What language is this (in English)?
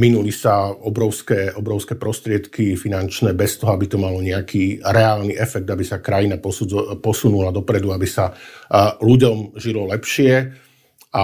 Slovak